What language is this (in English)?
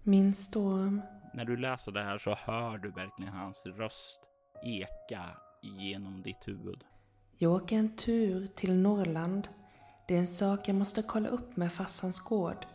Swedish